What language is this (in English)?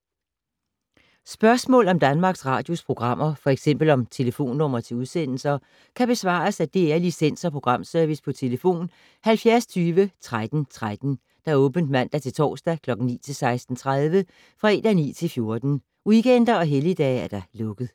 Danish